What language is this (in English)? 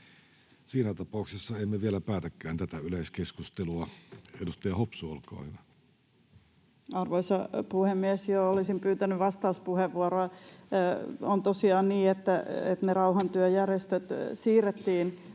Finnish